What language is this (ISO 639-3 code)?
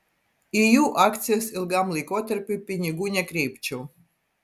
lit